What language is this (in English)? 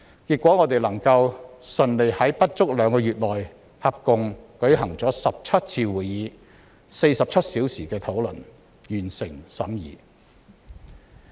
Cantonese